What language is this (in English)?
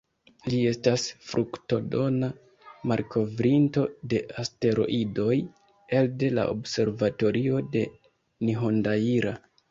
Esperanto